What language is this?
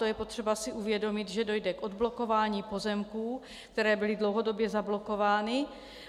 Czech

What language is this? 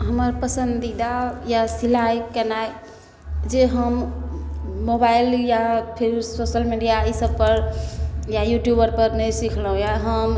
Maithili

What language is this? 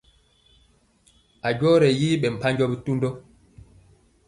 Mpiemo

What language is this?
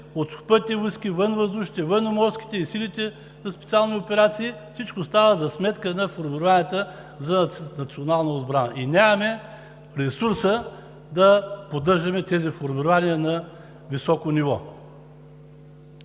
Bulgarian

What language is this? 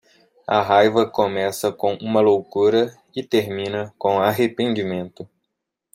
Portuguese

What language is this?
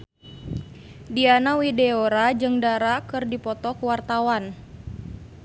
Sundanese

